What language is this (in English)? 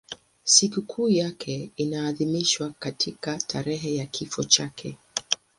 Swahili